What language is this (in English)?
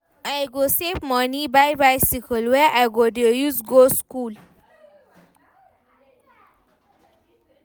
Nigerian Pidgin